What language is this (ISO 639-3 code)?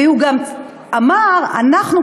heb